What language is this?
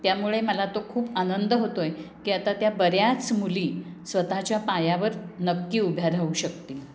Marathi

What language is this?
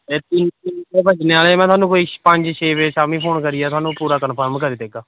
Dogri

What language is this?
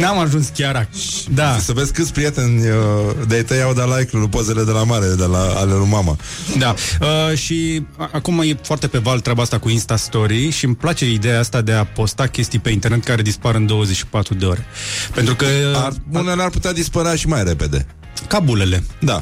Romanian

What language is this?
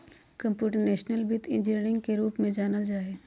Magahi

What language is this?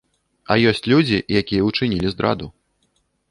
Belarusian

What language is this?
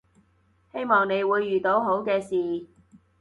Cantonese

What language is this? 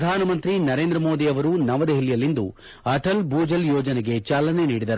Kannada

